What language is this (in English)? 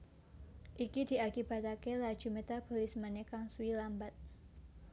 Javanese